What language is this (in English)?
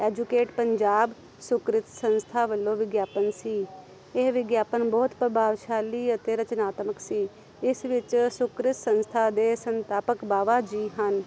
Punjabi